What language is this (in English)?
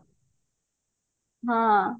Odia